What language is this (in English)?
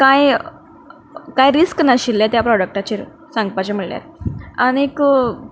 Konkani